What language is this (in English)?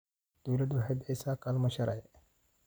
Somali